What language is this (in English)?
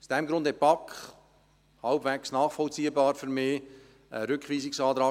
Swiss German